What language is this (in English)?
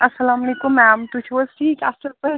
Kashmiri